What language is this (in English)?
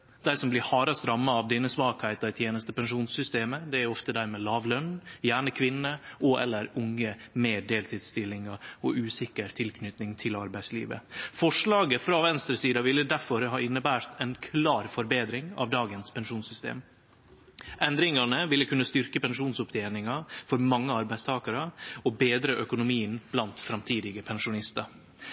Norwegian Nynorsk